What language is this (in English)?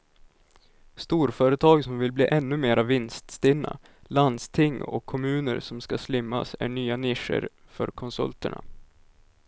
Swedish